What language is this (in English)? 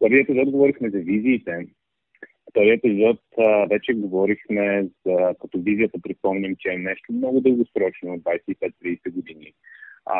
Bulgarian